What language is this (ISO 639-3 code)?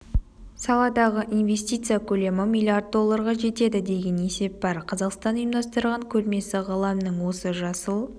kaz